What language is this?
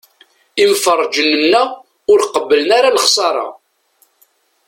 Kabyle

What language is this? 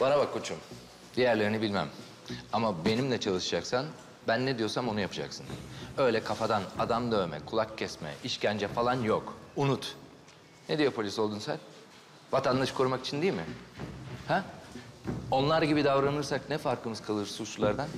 Turkish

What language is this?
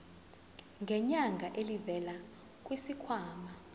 Zulu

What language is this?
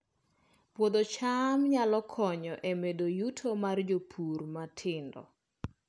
Luo (Kenya and Tanzania)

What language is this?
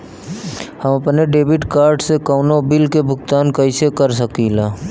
Bhojpuri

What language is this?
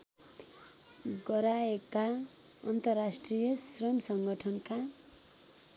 Nepali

